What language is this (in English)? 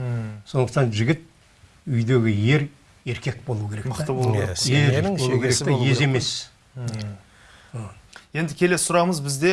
Turkish